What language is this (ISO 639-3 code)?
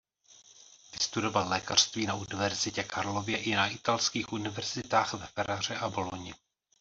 ces